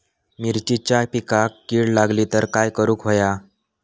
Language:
Marathi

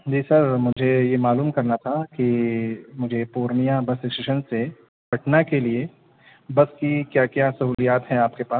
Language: Urdu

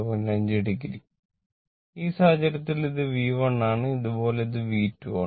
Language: Malayalam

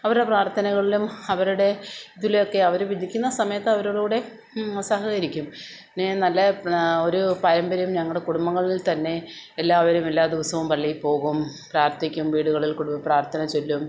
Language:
Malayalam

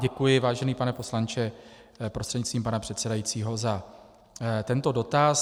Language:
Czech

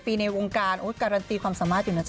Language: Thai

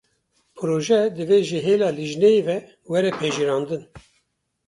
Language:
Kurdish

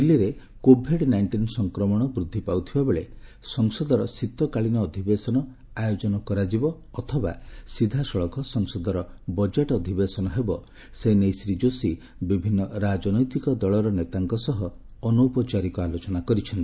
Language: Odia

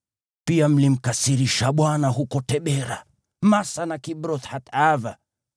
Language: Swahili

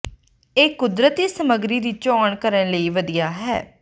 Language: Punjabi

